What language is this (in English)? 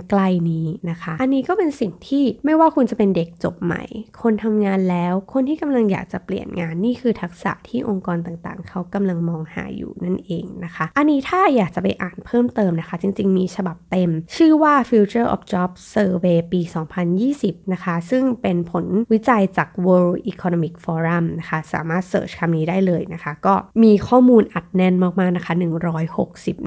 Thai